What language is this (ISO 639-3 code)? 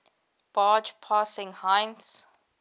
eng